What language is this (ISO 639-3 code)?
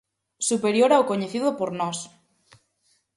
glg